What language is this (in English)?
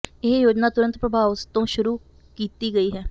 Punjabi